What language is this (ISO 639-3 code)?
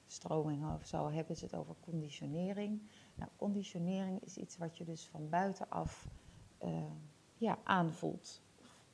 nld